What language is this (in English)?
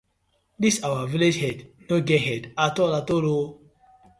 Nigerian Pidgin